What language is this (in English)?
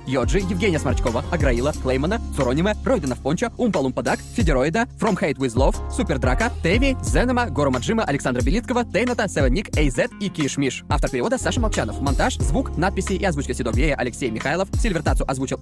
Russian